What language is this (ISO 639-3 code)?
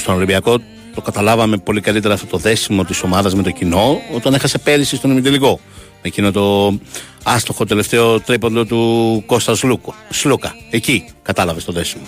ell